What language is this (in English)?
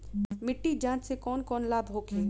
Bhojpuri